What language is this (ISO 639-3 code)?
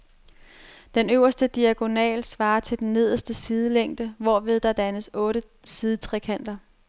dan